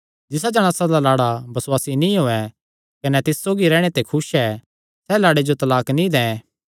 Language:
Kangri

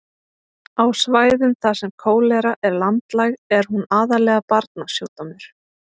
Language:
Icelandic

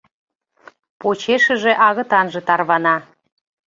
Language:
Mari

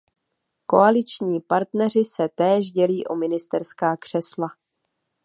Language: Czech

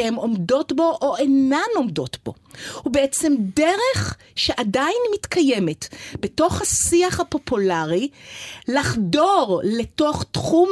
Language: Hebrew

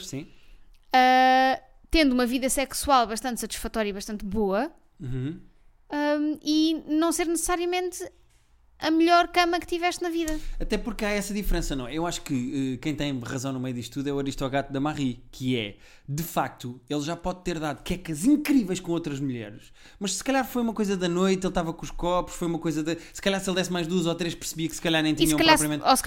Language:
Portuguese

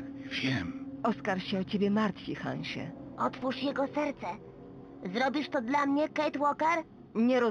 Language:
Polish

